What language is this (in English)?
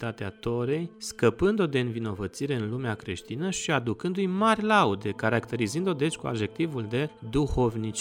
Romanian